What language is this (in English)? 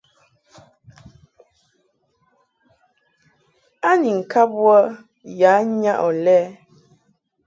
Mungaka